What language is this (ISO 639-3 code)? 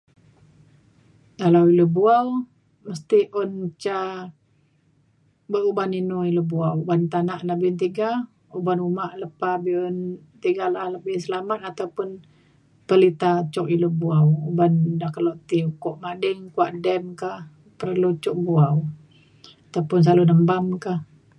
xkl